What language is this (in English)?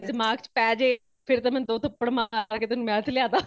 Punjabi